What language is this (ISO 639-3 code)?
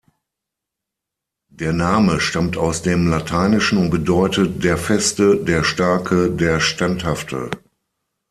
deu